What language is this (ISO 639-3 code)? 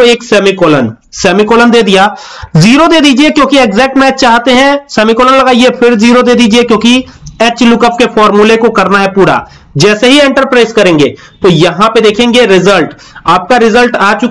hin